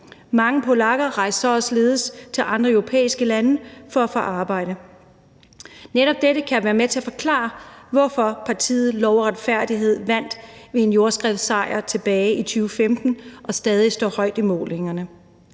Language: Danish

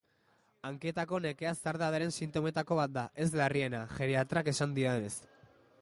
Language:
Basque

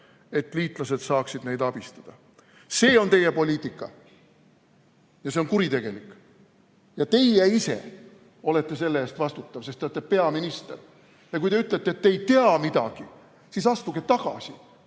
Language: Estonian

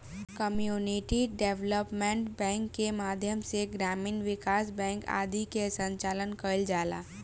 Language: Bhojpuri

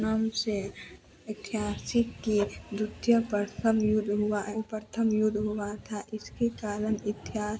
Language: Hindi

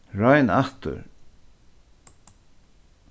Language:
Faroese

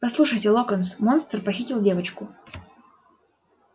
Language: Russian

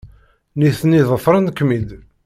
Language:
Kabyle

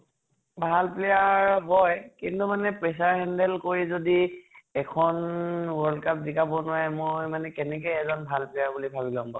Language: Assamese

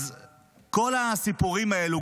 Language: Hebrew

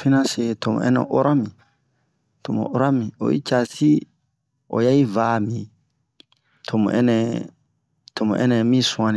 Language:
Bomu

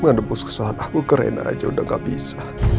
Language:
Indonesian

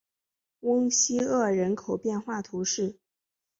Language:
Chinese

